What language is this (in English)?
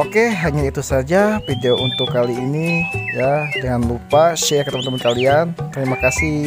Indonesian